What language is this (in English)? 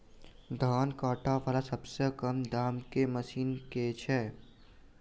Maithili